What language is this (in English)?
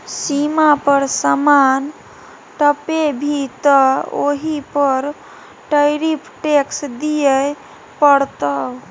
Maithili